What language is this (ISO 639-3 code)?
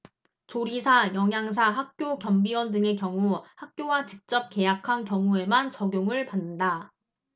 kor